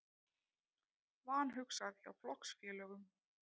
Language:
Icelandic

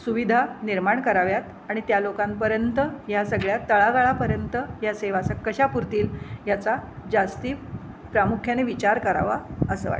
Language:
Marathi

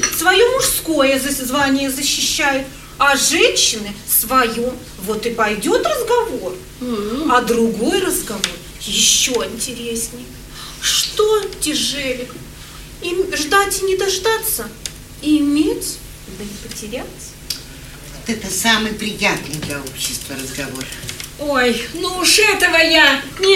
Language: Russian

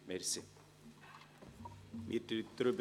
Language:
Swiss German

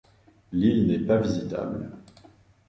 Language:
French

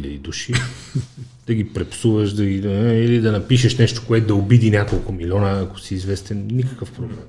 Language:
Bulgarian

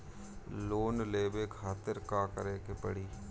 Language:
Bhojpuri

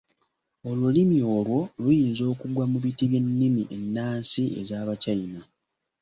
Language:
Ganda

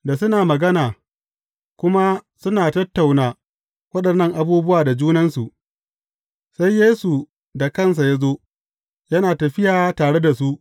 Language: Hausa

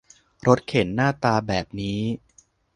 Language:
Thai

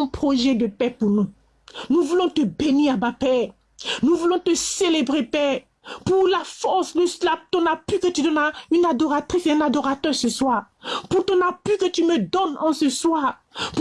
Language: French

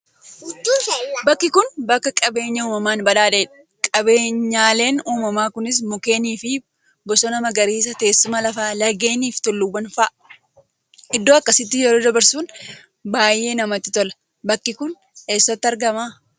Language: Oromo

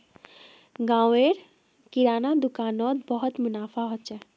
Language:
Magahi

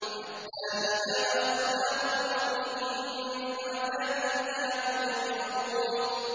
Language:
Arabic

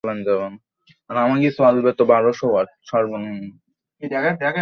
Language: Bangla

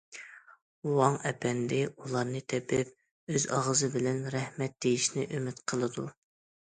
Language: Uyghur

